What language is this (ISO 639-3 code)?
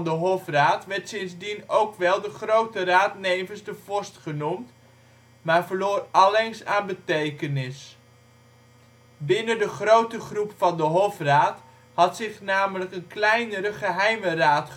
nld